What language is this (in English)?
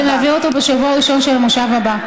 Hebrew